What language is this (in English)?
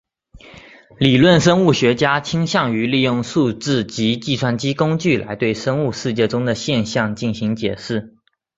Chinese